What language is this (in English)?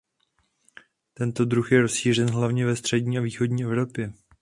Czech